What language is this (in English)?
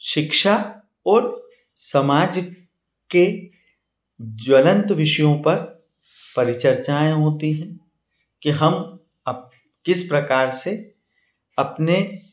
Hindi